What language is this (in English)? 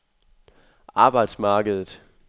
Danish